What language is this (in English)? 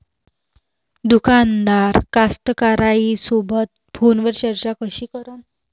Marathi